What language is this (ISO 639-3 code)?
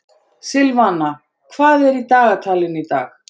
isl